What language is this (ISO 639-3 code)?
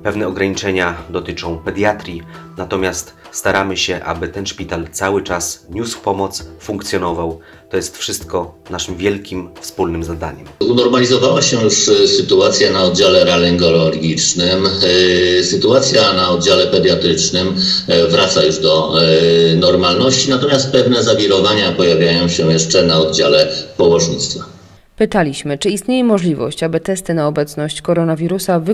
pol